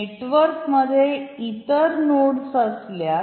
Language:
Marathi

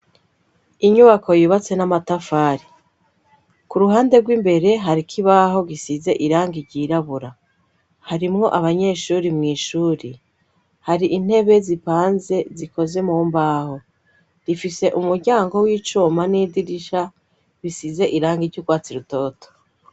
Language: Rundi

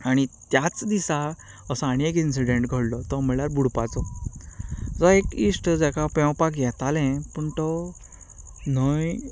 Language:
Konkani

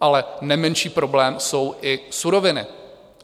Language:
Czech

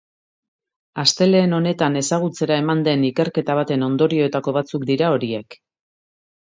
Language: Basque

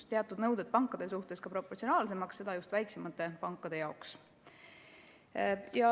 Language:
Estonian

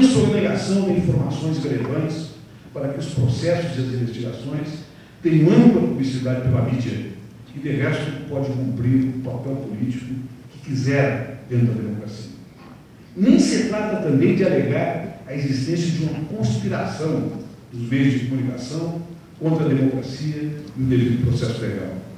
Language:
Portuguese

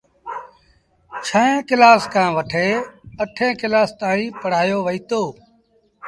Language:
Sindhi Bhil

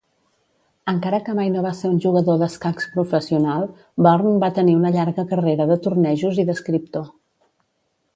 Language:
Catalan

